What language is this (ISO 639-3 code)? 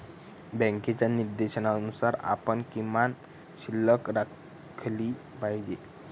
mar